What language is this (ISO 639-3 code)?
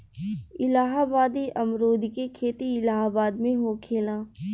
bho